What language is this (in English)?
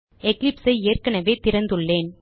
Tamil